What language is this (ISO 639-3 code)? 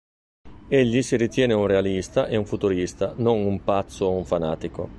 ita